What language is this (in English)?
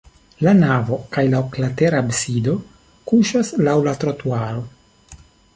Esperanto